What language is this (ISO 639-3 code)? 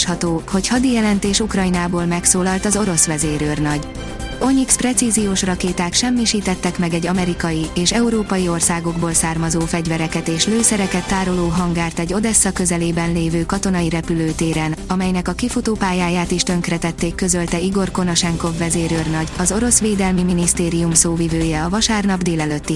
hun